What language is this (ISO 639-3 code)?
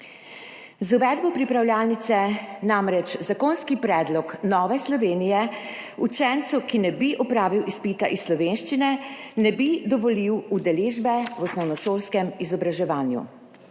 slv